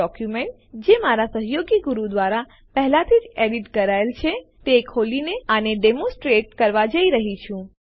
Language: Gujarati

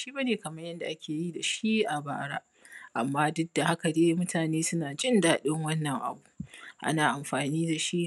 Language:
Hausa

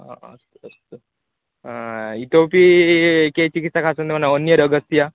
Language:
Sanskrit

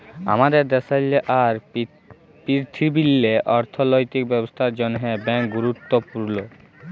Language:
Bangla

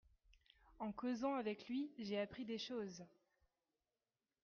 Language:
French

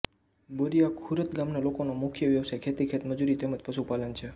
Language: Gujarati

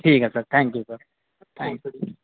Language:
Urdu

